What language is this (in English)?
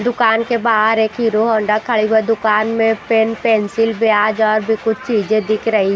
Hindi